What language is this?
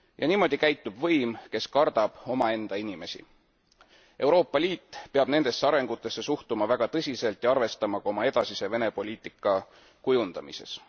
Estonian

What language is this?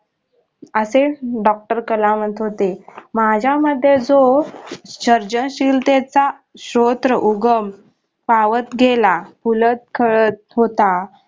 Marathi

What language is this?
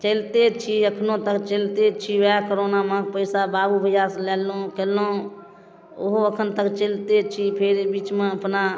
Maithili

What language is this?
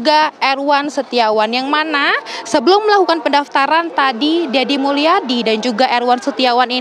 Indonesian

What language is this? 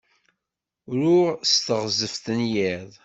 Kabyle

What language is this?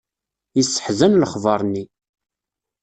Kabyle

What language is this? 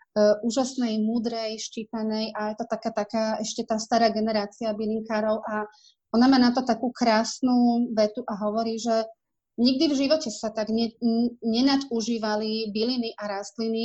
Slovak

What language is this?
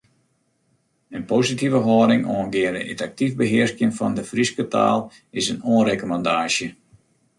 Western Frisian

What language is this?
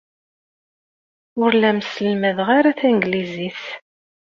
Kabyle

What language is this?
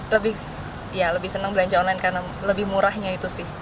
Indonesian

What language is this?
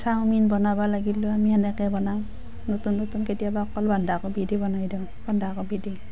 Assamese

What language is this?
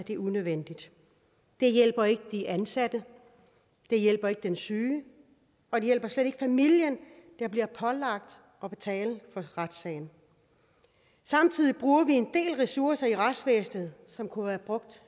Danish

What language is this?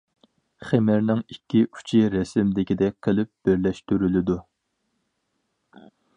Uyghur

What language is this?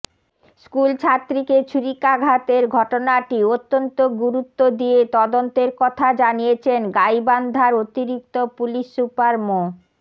Bangla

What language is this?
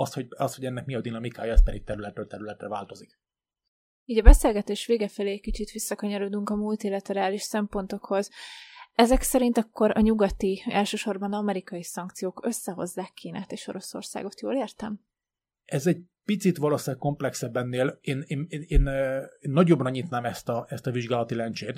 Hungarian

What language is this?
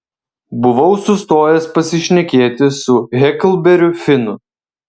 Lithuanian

